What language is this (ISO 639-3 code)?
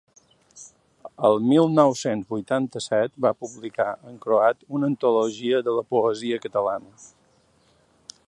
cat